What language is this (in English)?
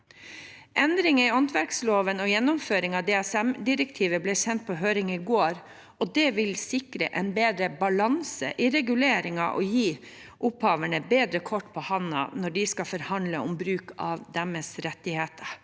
Norwegian